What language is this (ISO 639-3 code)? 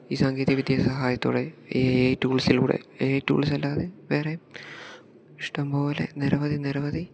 mal